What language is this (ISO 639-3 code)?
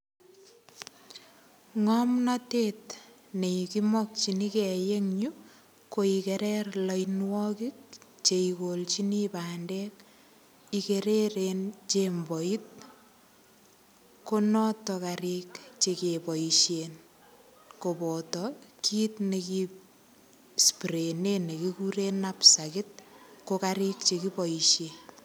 kln